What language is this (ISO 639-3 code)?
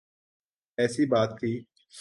urd